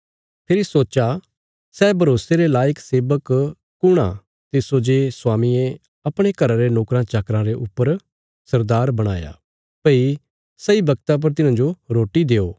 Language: Bilaspuri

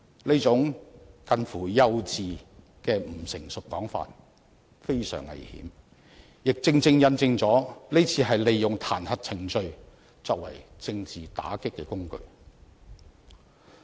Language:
Cantonese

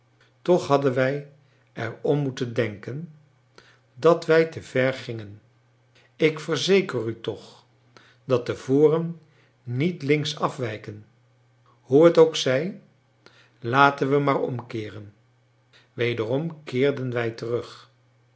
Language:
Dutch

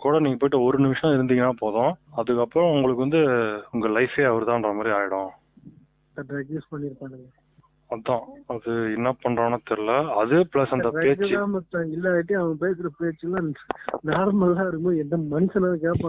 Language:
Tamil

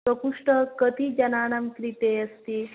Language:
Sanskrit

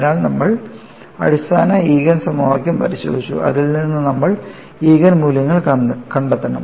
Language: Malayalam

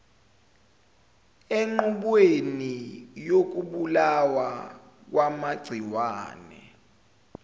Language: Zulu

